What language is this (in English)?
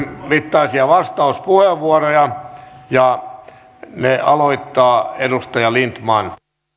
Finnish